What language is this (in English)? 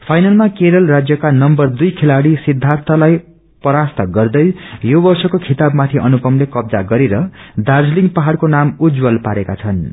Nepali